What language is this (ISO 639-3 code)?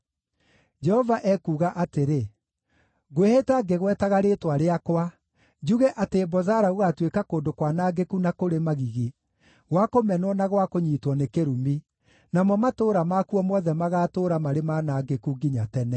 kik